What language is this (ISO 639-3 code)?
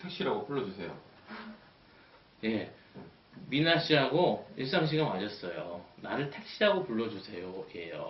kor